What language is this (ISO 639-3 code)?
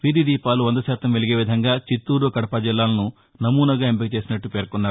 tel